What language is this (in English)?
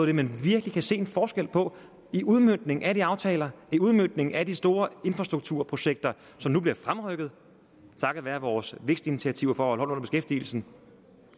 Danish